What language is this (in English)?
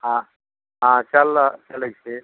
Maithili